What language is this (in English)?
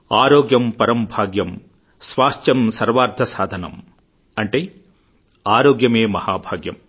Telugu